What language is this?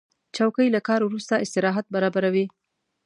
Pashto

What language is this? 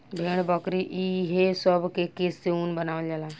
Bhojpuri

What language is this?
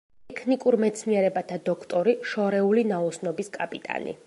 Georgian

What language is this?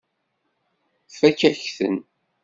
Kabyle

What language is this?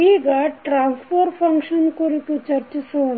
Kannada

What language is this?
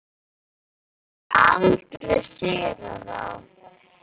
Icelandic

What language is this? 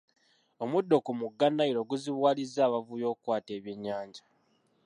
Ganda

